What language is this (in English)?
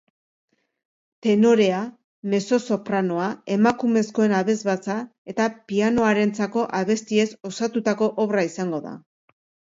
Basque